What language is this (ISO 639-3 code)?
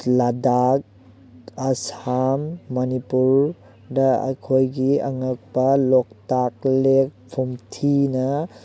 mni